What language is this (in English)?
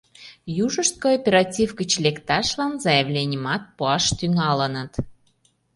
Mari